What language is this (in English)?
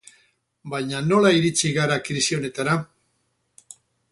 Basque